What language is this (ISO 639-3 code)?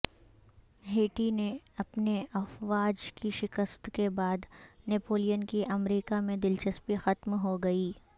urd